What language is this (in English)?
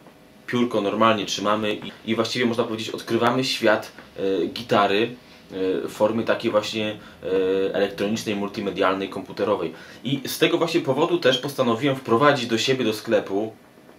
Polish